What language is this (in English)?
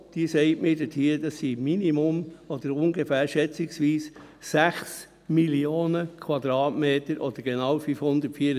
Swiss German